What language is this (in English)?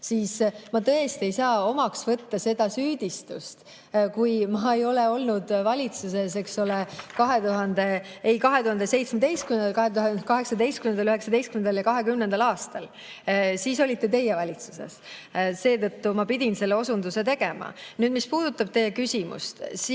Estonian